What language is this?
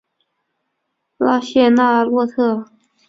Chinese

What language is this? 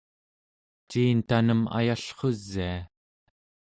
Central Yupik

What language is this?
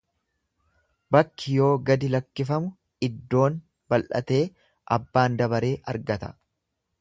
Oromo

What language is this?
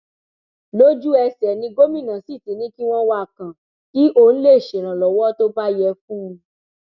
Yoruba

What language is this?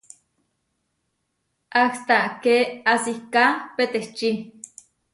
Huarijio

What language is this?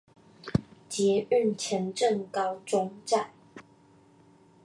Chinese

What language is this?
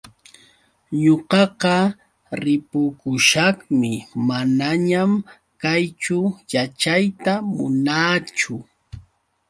Yauyos Quechua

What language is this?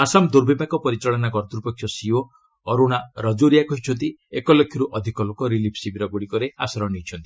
Odia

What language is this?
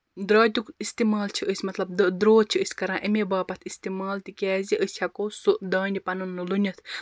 Kashmiri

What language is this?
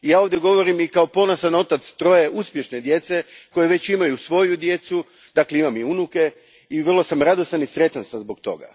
Croatian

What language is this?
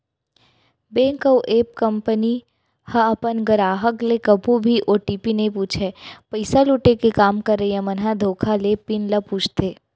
Chhattisgarhi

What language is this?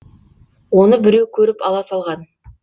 Kazakh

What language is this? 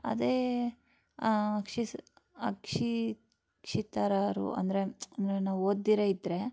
Kannada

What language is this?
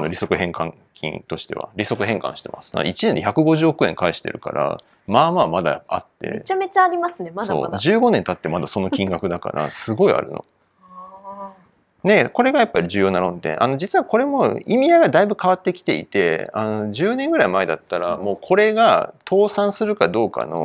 Japanese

